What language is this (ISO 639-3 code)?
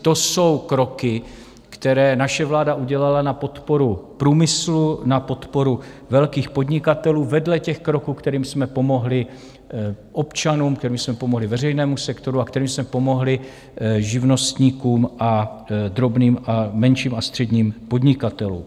ces